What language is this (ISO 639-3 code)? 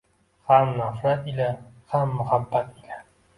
uzb